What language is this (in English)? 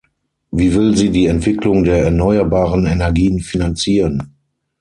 German